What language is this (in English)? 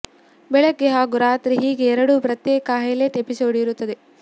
Kannada